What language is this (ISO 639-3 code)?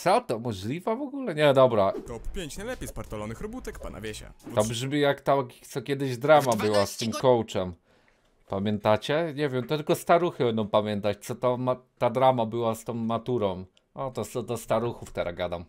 pol